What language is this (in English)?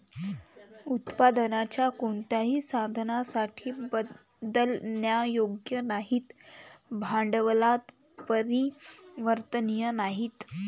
Marathi